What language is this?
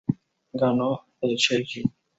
Spanish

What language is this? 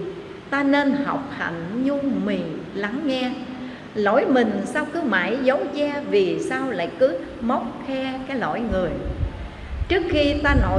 Vietnamese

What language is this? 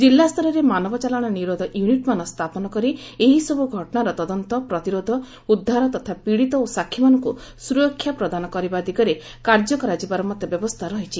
Odia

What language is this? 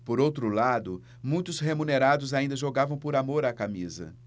Portuguese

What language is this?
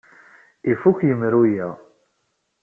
Kabyle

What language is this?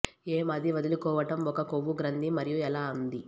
Telugu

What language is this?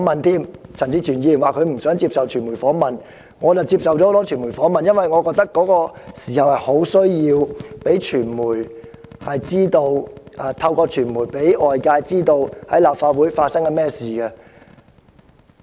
Cantonese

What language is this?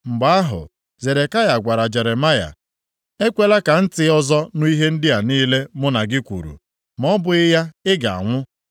Igbo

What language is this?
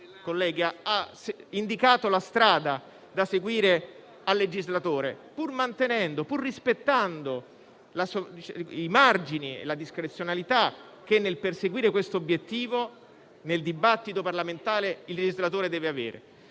Italian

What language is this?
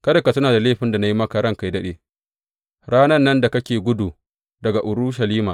Hausa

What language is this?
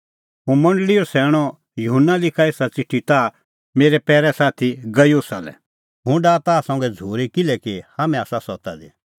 Kullu Pahari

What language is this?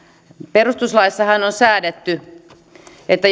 Finnish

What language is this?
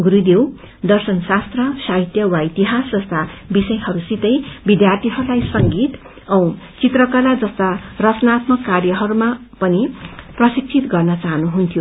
Nepali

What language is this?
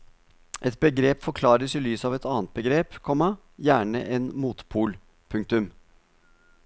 Norwegian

